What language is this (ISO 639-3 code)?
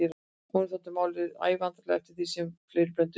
isl